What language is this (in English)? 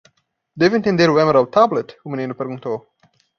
Portuguese